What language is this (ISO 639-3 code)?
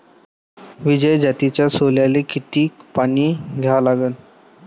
mar